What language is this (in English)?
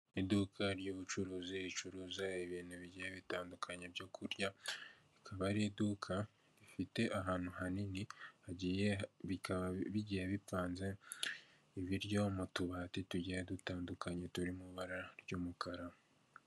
Kinyarwanda